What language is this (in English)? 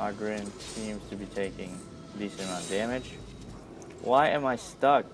English